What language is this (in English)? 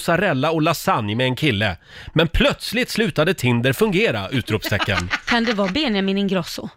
Swedish